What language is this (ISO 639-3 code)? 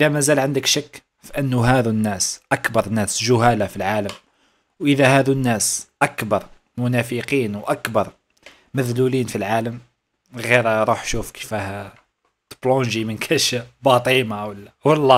ara